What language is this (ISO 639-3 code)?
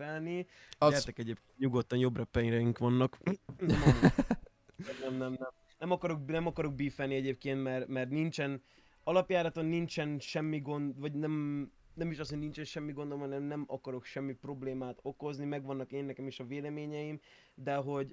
hun